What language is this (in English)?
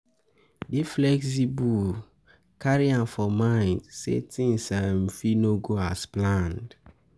Nigerian Pidgin